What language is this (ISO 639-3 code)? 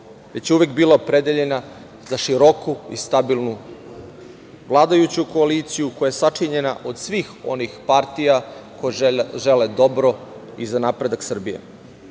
srp